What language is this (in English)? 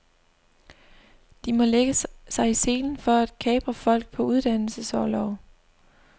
Danish